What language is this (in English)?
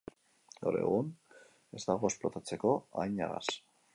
Basque